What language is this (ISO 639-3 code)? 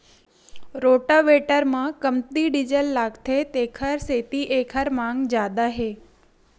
hne